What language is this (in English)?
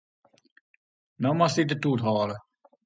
Western Frisian